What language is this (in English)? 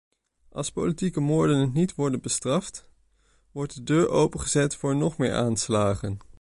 Dutch